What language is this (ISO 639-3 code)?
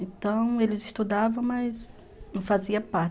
por